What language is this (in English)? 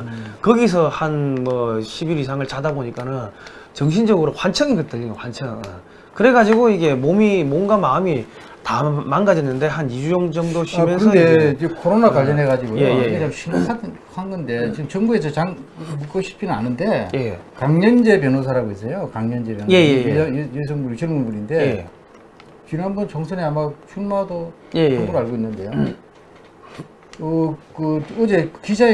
Korean